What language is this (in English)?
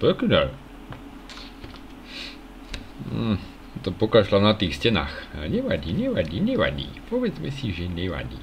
Czech